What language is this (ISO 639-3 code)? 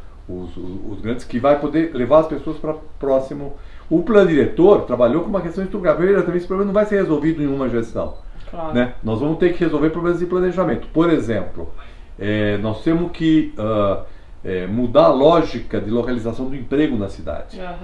por